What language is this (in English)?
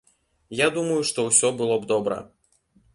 Belarusian